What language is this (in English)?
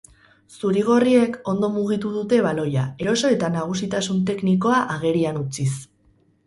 Basque